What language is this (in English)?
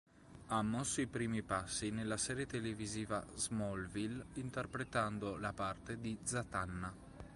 Italian